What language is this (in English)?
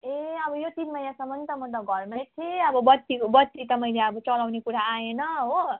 Nepali